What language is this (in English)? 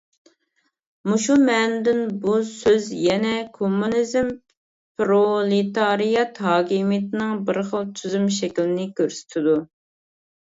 Uyghur